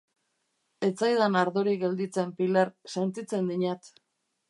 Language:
Basque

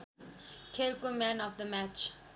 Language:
Nepali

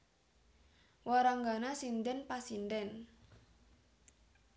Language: Javanese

